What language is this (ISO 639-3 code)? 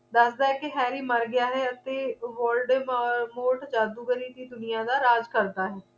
pan